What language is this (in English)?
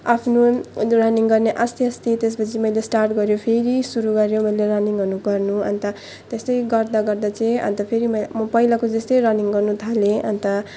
Nepali